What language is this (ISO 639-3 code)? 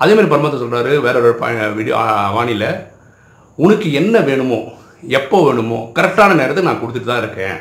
tam